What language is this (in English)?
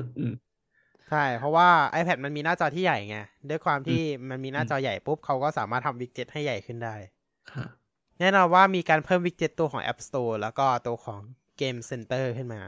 Thai